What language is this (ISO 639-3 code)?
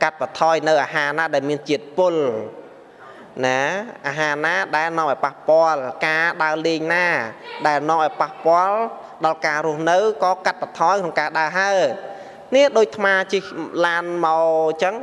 vie